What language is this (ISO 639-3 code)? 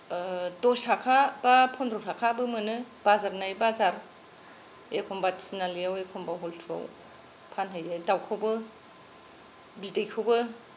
brx